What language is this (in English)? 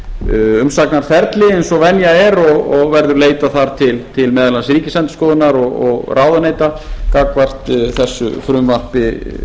Icelandic